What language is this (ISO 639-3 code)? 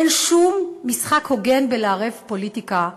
heb